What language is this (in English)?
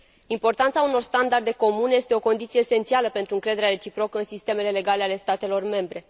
Romanian